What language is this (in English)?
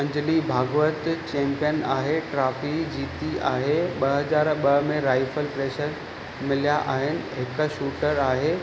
Sindhi